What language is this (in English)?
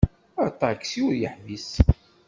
Kabyle